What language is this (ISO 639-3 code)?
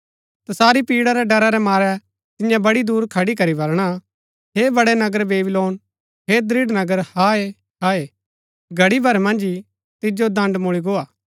gbk